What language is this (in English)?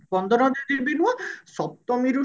Odia